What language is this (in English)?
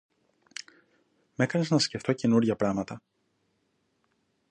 Greek